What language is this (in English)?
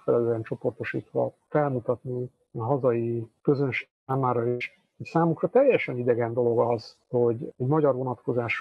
Hungarian